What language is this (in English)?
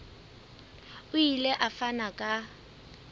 Southern Sotho